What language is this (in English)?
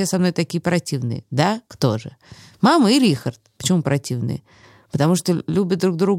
Russian